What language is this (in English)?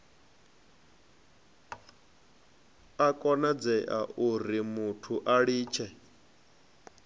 Venda